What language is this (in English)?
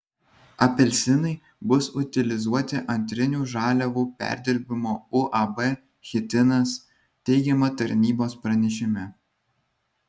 Lithuanian